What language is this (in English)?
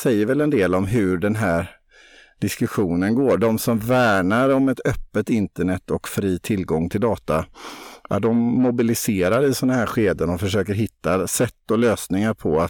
Swedish